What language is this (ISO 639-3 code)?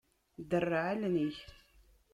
kab